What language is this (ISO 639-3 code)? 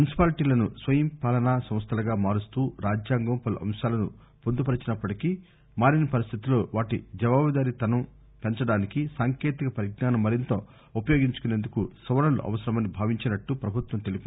tel